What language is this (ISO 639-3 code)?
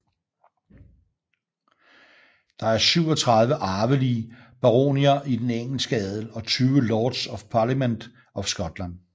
dan